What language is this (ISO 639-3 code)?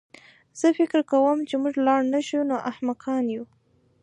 pus